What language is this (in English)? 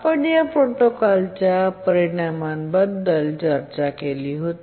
Marathi